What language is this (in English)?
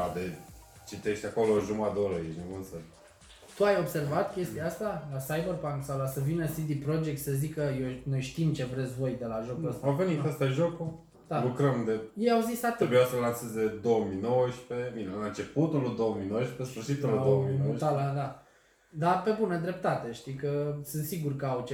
Romanian